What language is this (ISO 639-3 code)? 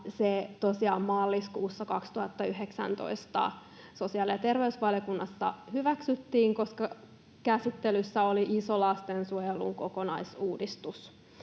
fin